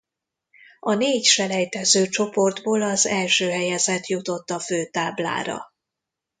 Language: Hungarian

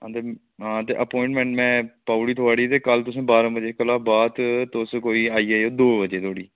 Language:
Dogri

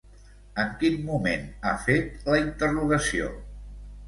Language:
Catalan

